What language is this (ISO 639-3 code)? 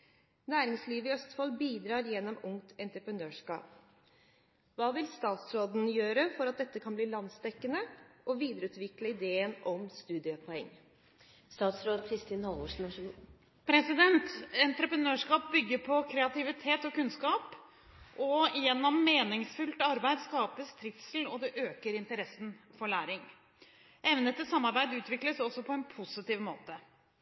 nob